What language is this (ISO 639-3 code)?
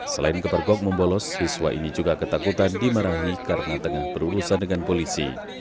ind